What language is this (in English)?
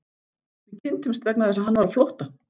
Icelandic